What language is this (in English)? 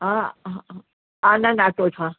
Sindhi